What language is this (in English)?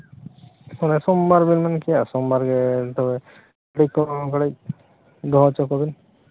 Santali